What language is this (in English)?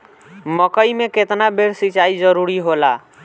Bhojpuri